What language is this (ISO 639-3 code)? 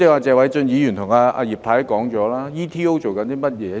yue